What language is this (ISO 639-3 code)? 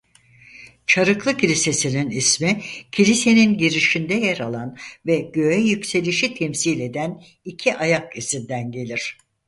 tur